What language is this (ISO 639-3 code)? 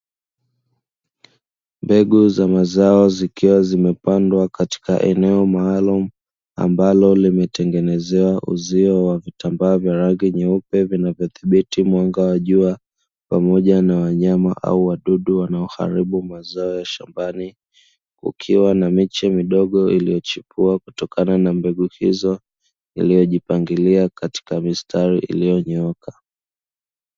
swa